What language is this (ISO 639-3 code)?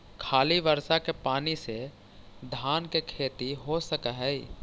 mag